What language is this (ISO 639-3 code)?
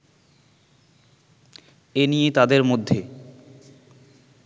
ben